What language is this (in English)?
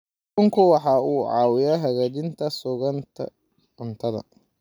Somali